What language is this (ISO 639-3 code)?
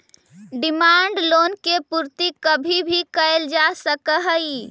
mag